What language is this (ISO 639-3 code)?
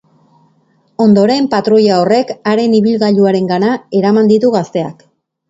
eus